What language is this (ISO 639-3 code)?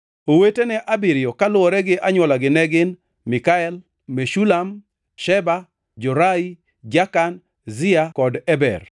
luo